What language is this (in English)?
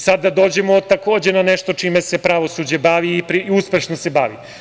Serbian